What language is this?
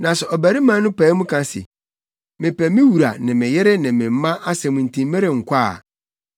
Akan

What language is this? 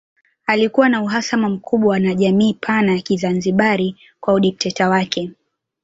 Swahili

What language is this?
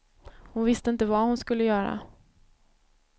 Swedish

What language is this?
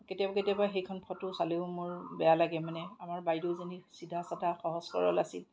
Assamese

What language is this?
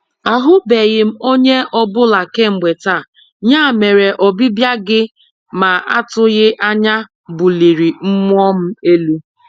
Igbo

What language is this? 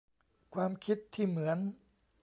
Thai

